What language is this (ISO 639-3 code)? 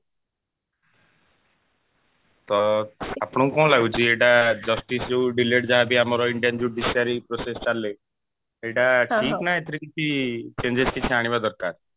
ori